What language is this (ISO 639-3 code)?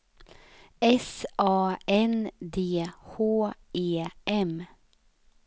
swe